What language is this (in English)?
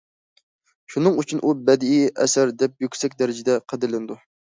Uyghur